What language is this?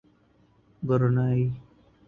Urdu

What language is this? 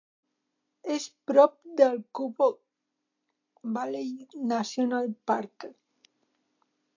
Catalan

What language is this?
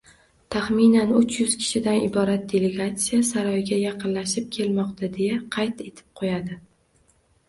Uzbek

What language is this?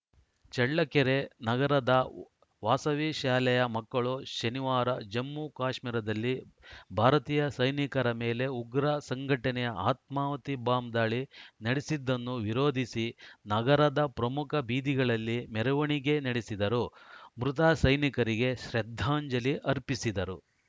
Kannada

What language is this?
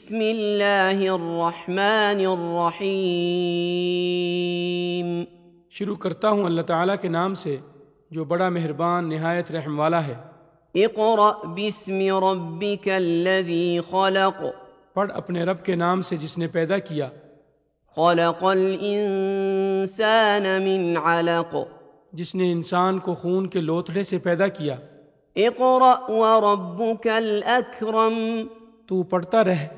Urdu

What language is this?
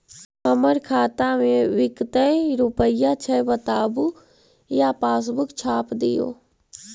Magahi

